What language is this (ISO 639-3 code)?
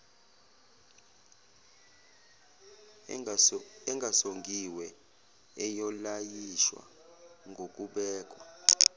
zul